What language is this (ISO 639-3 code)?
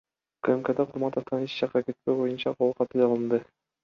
kir